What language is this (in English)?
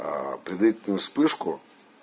Russian